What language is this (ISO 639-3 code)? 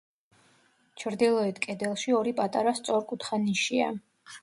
kat